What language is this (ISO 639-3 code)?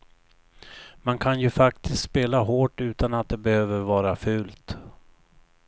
swe